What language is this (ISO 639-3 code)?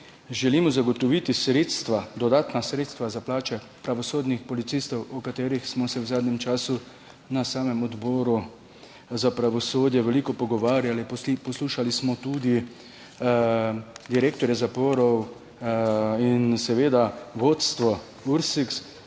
slv